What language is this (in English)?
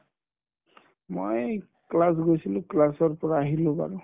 Assamese